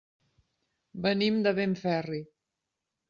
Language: Catalan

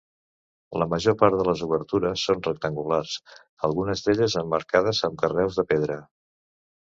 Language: Catalan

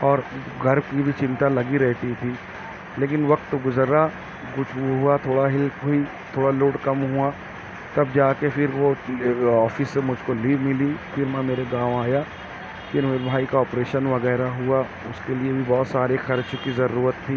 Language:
Urdu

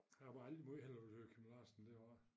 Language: Danish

